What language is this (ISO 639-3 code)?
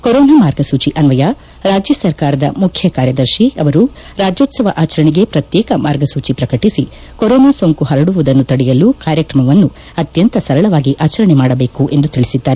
kan